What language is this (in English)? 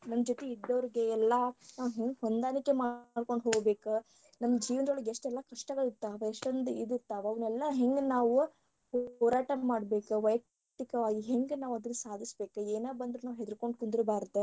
Kannada